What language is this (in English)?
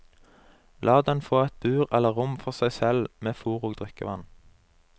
Norwegian